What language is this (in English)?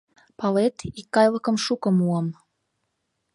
Mari